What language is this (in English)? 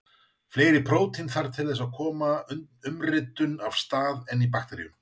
Icelandic